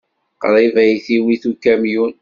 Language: Kabyle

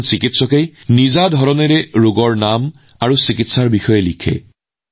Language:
Assamese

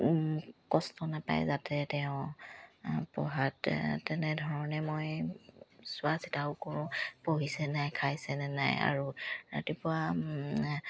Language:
Assamese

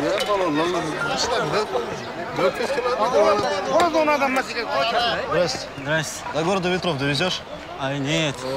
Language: Russian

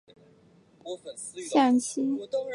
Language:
Chinese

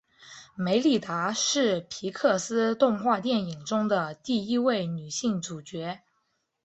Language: Chinese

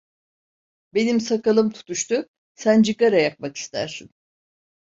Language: Turkish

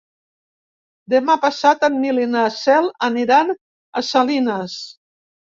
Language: Catalan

